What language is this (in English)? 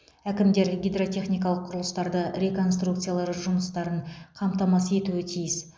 Kazakh